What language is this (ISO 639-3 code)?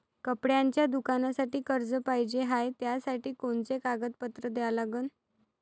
mar